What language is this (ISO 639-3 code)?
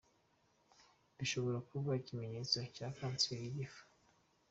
kin